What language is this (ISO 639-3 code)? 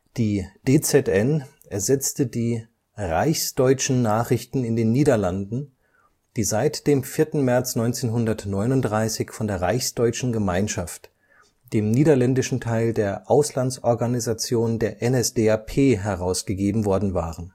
deu